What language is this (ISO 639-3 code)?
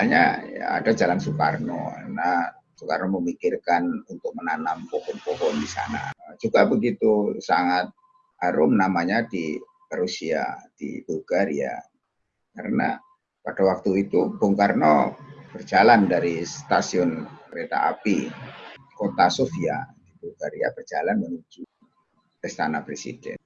ind